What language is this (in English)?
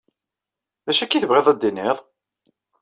Kabyle